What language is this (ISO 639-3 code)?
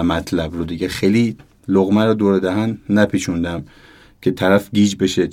fas